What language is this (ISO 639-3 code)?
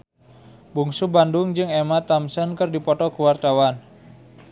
sun